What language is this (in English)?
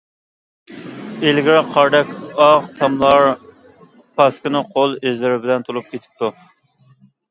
Uyghur